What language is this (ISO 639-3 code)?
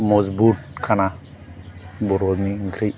brx